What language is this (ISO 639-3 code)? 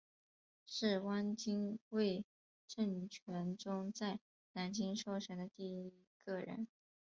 zho